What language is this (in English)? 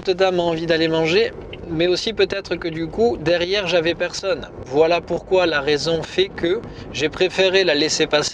French